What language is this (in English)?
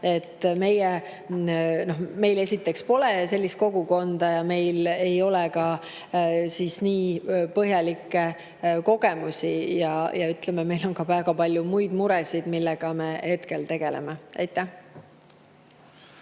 Estonian